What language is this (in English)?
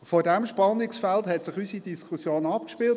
Swiss German